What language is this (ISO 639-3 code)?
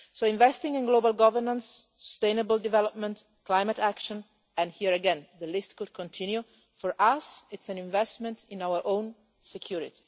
eng